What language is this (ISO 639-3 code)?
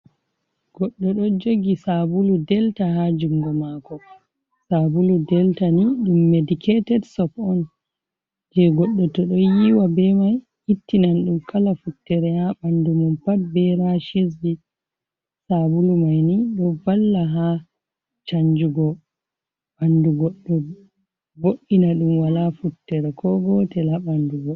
ful